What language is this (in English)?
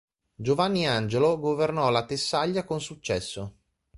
Italian